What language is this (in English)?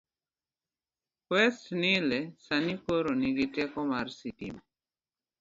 Luo (Kenya and Tanzania)